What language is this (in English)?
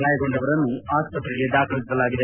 Kannada